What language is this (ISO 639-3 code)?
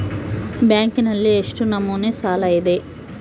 kan